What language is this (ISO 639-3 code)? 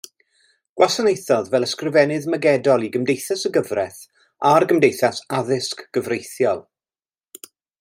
cym